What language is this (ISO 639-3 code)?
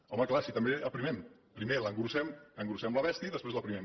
cat